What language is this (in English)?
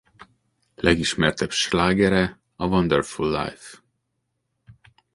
Hungarian